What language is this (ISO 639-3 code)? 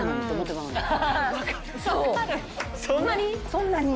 jpn